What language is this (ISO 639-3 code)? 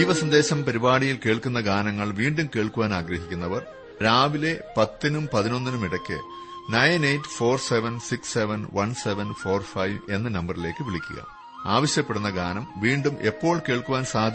mal